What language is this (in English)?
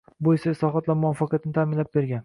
Uzbek